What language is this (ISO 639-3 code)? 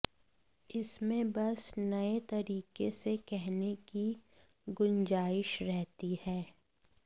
hin